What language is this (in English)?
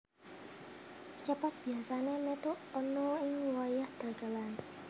Javanese